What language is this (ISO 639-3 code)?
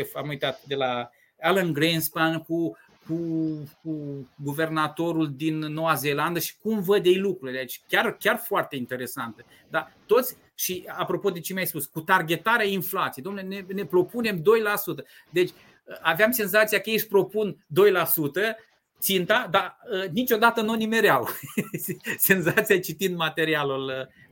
ron